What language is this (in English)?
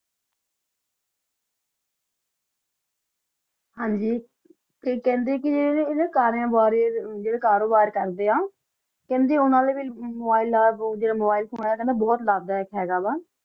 Punjabi